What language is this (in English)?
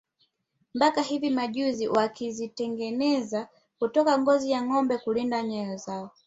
Swahili